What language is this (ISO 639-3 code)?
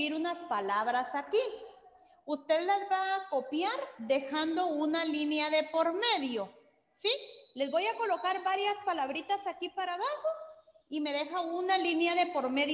spa